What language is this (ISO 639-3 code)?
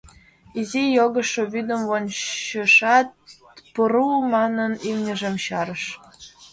chm